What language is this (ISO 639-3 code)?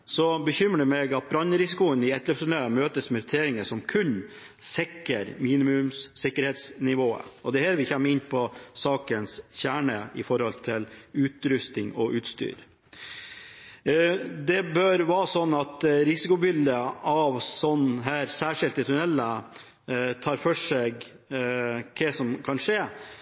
nob